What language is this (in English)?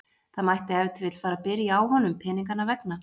Icelandic